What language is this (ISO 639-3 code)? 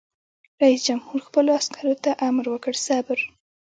pus